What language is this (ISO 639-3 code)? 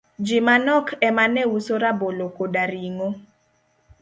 luo